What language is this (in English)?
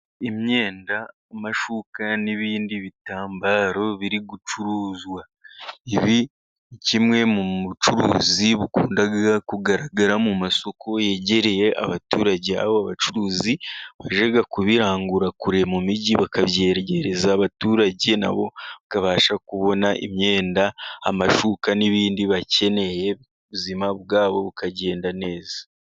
Kinyarwanda